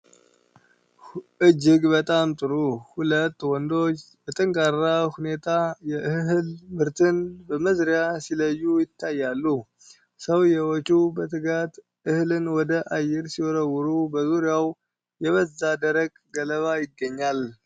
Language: Amharic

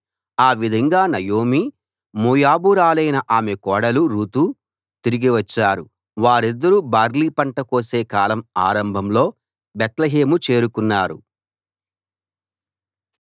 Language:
Telugu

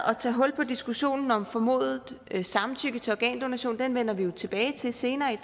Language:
Danish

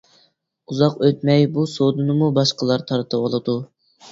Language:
Uyghur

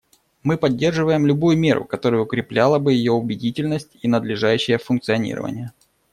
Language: Russian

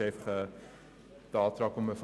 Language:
Swiss German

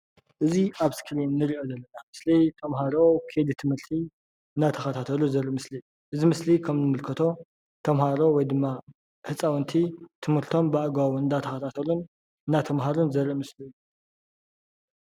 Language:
Tigrinya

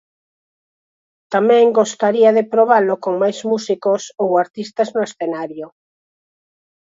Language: Galician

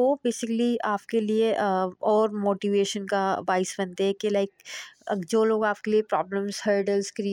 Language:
Urdu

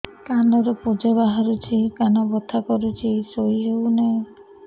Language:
Odia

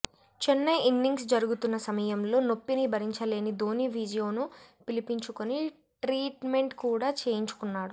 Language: Telugu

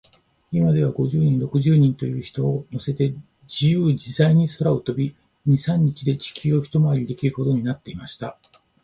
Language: Japanese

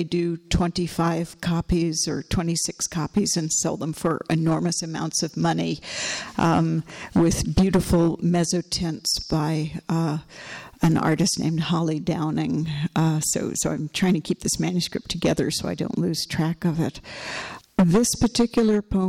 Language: English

